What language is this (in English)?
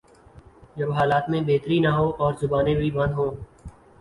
Urdu